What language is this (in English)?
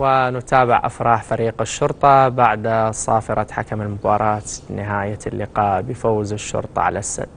Arabic